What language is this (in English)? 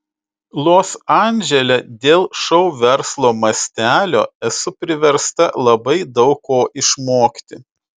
Lithuanian